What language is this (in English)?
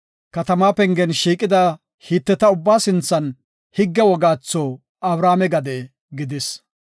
Gofa